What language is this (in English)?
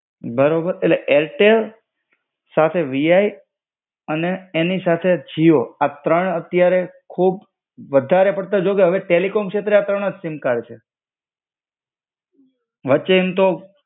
Gujarati